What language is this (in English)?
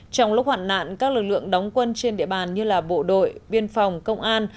Vietnamese